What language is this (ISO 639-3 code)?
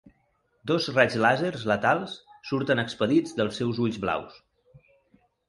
cat